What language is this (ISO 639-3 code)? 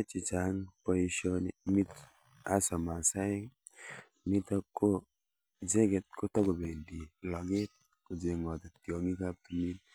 kln